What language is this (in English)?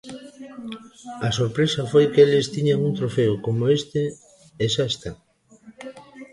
Galician